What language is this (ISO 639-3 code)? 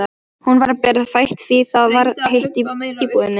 isl